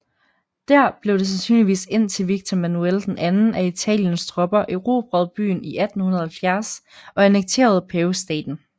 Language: Danish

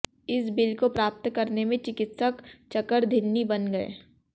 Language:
Hindi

